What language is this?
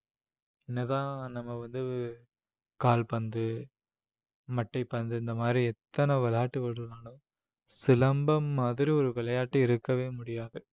Tamil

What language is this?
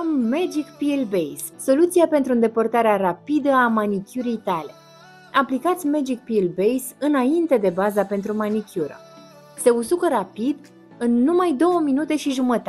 Romanian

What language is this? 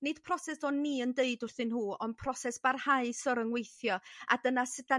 Welsh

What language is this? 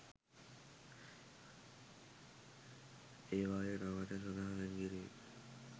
Sinhala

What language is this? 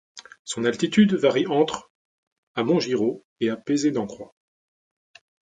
French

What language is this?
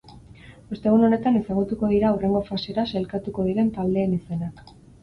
Basque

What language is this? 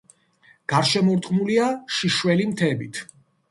Georgian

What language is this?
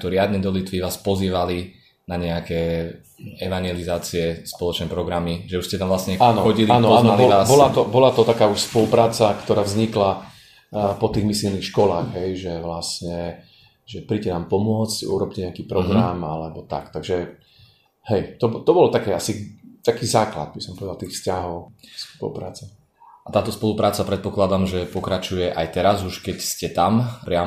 Slovak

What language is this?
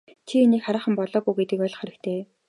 Mongolian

